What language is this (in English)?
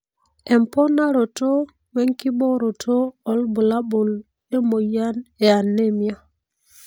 Masai